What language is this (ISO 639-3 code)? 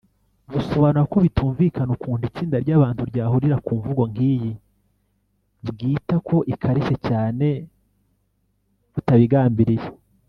kin